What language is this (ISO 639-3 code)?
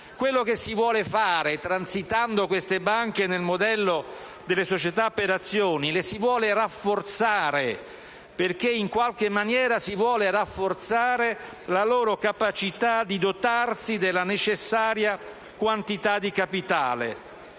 ita